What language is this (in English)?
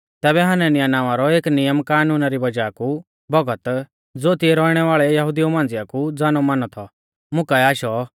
Mahasu Pahari